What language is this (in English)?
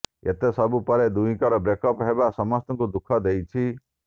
Odia